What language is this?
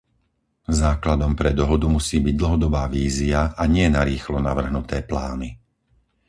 Slovak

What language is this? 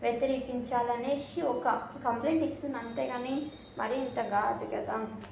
Telugu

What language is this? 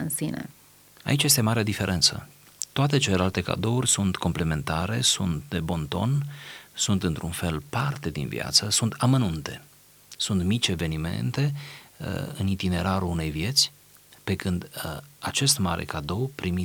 Romanian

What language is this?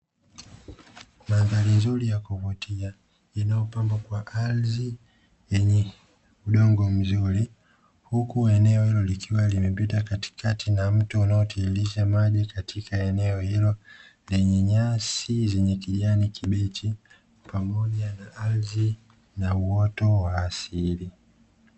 Swahili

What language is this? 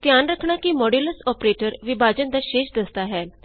Punjabi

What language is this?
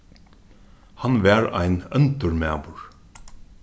Faroese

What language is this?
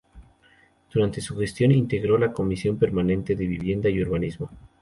Spanish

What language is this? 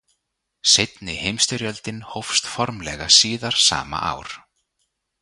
Icelandic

